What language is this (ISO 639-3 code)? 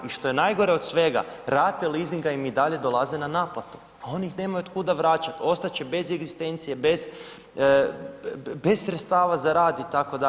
hrv